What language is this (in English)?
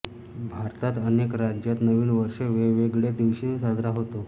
Marathi